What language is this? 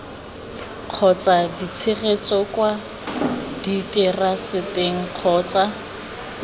Tswana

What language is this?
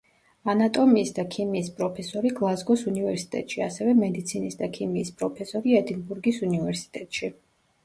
Georgian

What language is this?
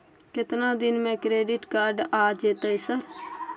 Maithili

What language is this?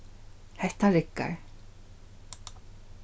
Faroese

